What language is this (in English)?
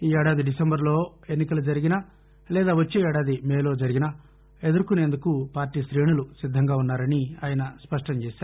Telugu